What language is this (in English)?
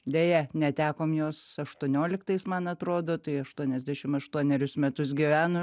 Lithuanian